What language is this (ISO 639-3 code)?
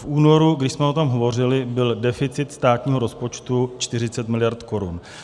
ces